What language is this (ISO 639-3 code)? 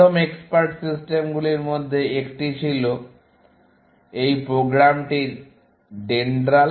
ben